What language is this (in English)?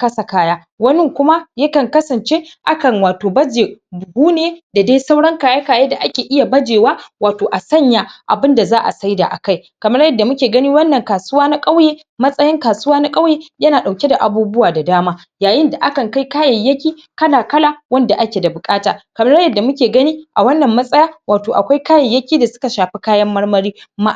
Hausa